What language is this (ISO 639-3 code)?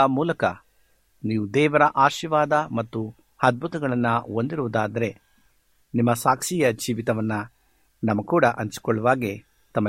kan